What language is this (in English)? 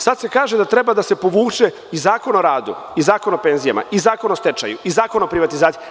Serbian